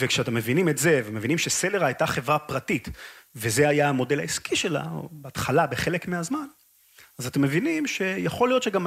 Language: Hebrew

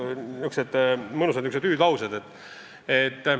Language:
Estonian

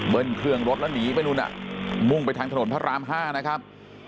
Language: Thai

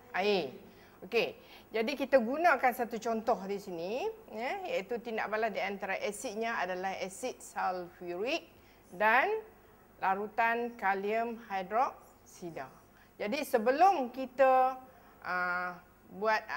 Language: Malay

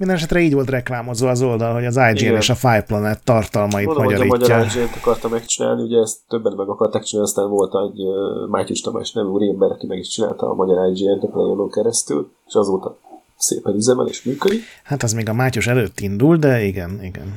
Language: Hungarian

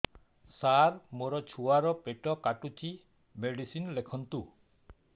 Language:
Odia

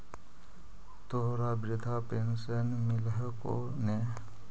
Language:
Magahi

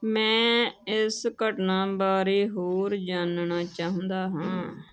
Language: Punjabi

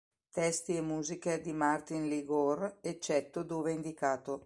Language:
Italian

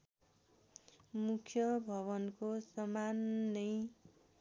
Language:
Nepali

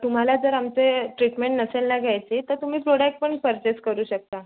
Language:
Marathi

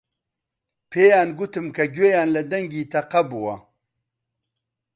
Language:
Central Kurdish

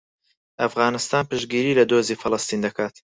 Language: Central Kurdish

